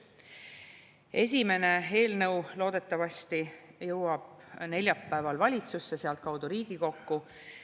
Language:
Estonian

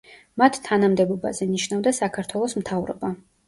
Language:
Georgian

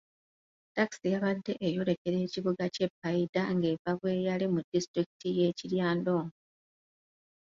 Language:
Ganda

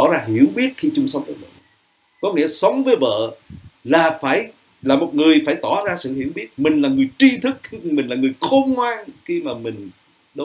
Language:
Vietnamese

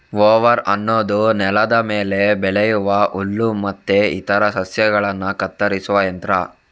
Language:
Kannada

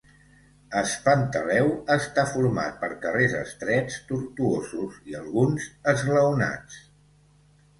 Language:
Catalan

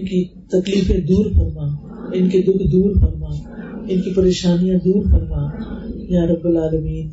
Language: Urdu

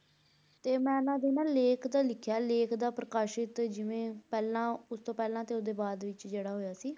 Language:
Punjabi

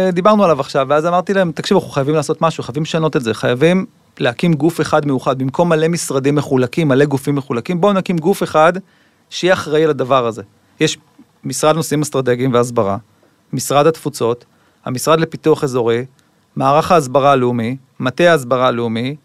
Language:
Hebrew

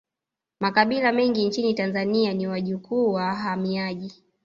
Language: Swahili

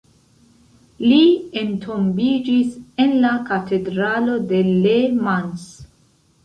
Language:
Esperanto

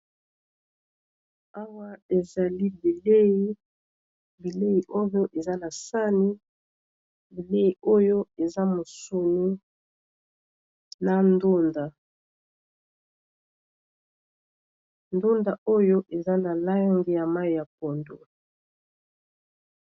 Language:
Lingala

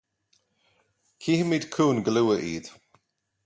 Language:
Irish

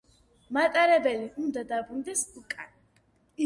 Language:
Georgian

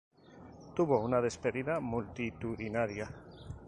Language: Spanish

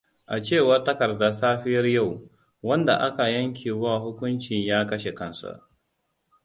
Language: Hausa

